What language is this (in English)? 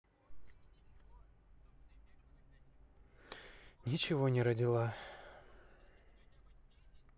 Russian